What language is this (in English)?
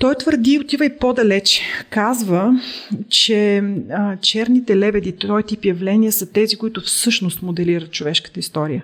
Bulgarian